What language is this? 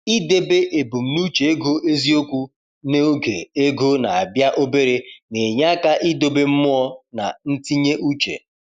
Igbo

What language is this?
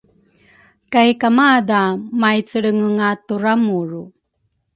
Rukai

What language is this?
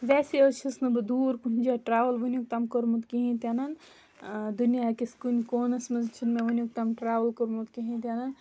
Kashmiri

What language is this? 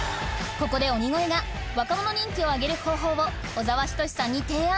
Japanese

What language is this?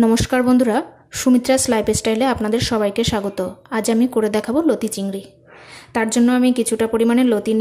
Hindi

